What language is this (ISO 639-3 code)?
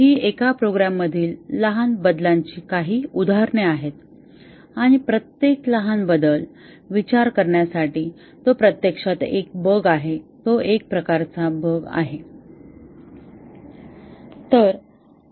mar